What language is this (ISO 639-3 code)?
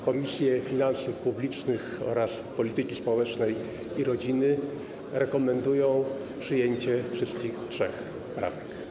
pol